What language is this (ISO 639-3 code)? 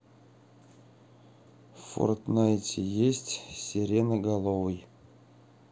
rus